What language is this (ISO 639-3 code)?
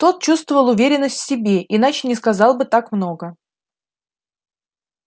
rus